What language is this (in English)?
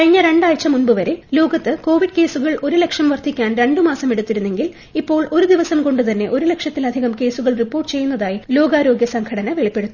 Malayalam